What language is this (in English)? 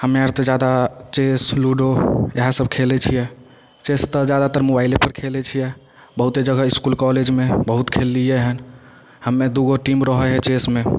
Maithili